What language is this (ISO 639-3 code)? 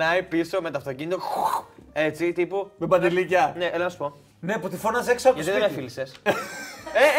ell